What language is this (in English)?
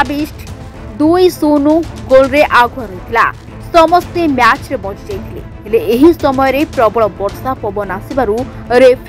Hindi